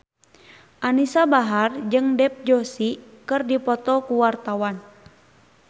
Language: Sundanese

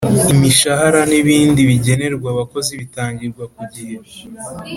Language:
Kinyarwanda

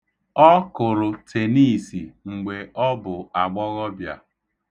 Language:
Igbo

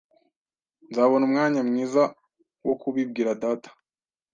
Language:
Kinyarwanda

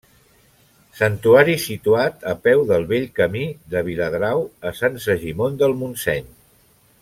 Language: Catalan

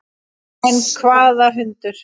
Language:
Icelandic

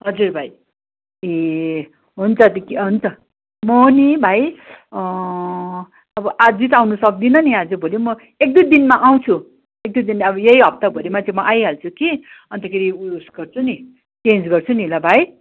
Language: Nepali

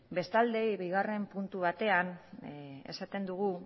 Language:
Basque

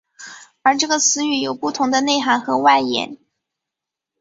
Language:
Chinese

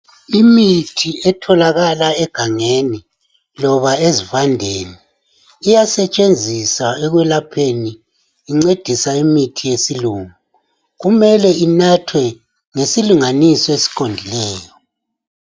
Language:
North Ndebele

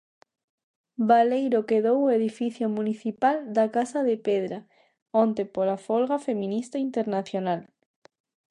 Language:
Galician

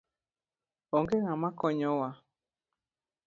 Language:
Luo (Kenya and Tanzania)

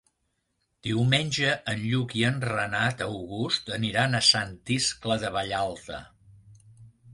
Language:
Catalan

